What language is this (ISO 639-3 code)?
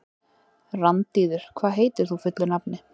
isl